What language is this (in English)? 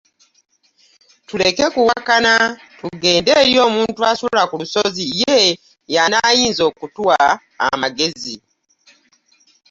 Ganda